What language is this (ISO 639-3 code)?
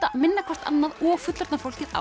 isl